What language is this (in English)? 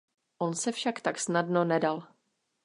Czech